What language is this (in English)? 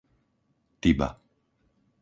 Slovak